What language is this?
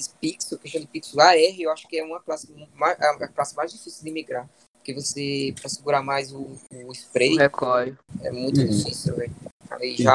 Portuguese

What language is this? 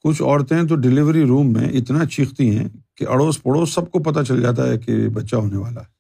Urdu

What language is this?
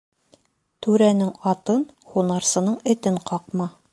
Bashkir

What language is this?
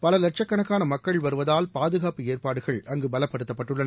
Tamil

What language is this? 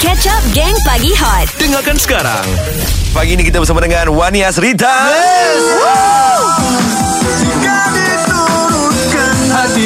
Malay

